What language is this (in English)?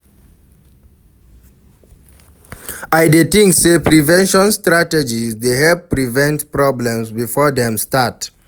Nigerian Pidgin